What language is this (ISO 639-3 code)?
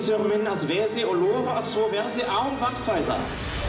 isl